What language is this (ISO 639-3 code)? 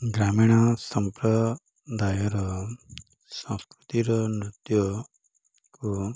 ori